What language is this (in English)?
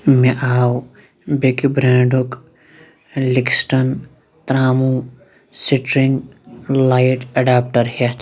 Kashmiri